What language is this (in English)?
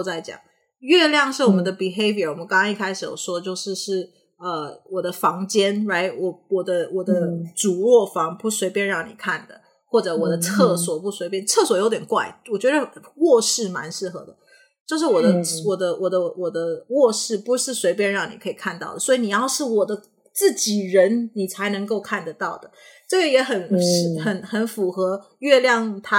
Chinese